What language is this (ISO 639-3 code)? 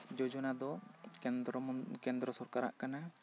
sat